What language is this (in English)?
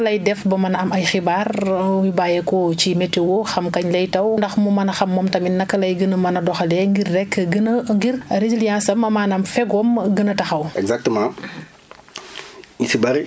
Wolof